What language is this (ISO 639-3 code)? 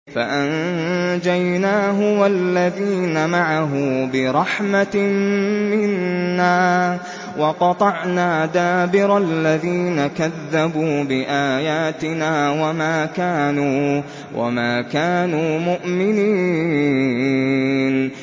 ara